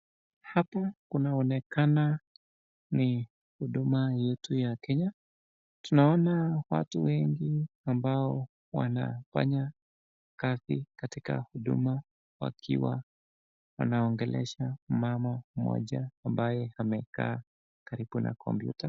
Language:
Swahili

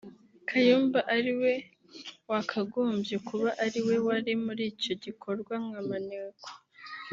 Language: Kinyarwanda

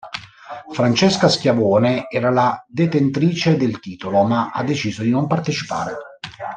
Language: Italian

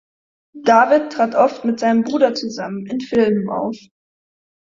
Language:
German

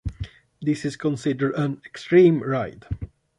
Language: English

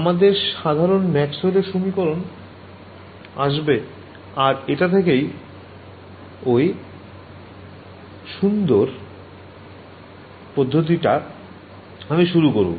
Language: Bangla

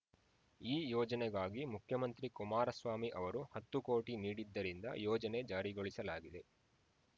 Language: Kannada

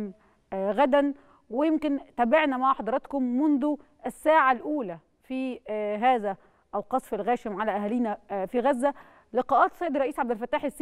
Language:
Arabic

